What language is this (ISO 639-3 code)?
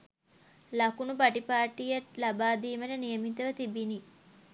sin